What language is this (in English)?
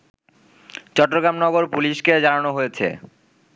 Bangla